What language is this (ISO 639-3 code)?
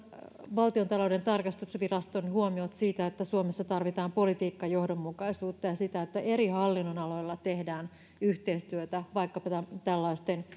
fin